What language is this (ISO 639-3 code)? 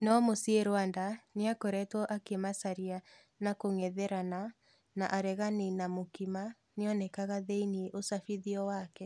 kik